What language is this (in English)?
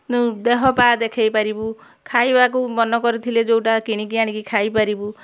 Odia